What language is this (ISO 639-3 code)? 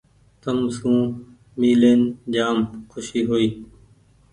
gig